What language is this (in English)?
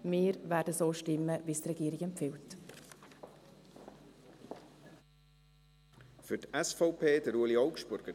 Swiss German